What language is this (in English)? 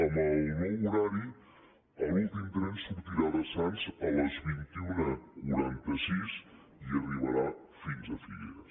Catalan